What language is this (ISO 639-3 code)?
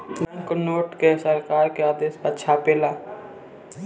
bho